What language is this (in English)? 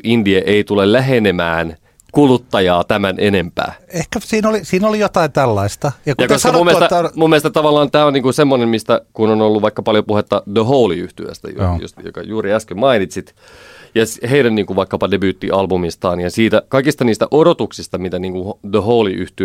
Finnish